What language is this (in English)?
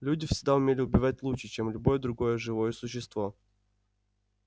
Russian